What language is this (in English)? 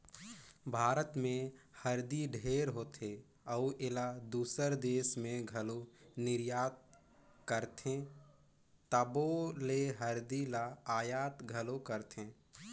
Chhattisgarhi